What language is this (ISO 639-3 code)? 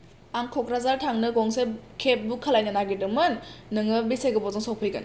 brx